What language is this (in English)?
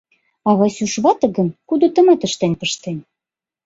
Mari